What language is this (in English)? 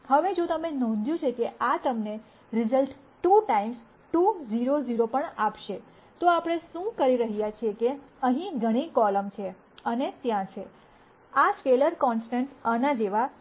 Gujarati